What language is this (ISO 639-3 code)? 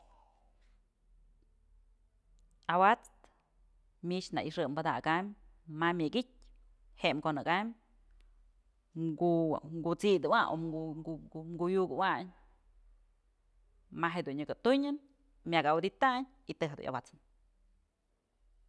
mzl